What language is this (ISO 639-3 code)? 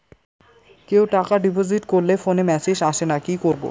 ben